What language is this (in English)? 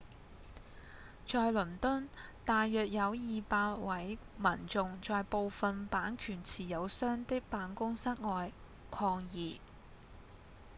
Cantonese